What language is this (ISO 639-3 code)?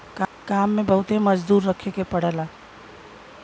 bho